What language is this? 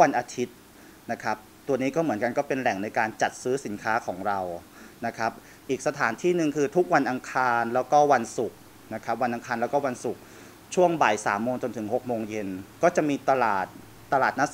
Thai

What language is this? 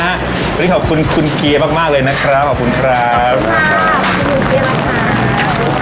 Thai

